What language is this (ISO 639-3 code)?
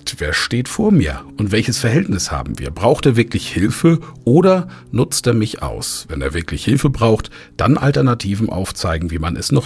deu